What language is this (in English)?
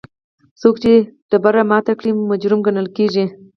Pashto